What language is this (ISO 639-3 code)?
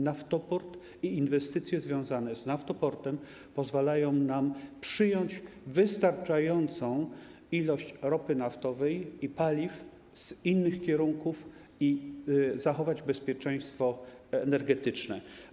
pol